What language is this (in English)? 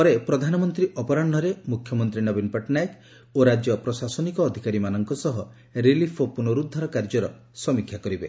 Odia